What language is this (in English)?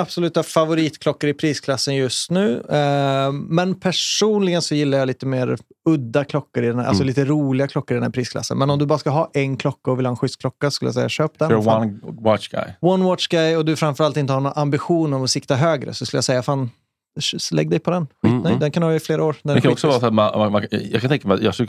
Swedish